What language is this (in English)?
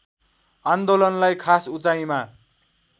Nepali